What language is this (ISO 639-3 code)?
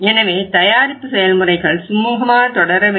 tam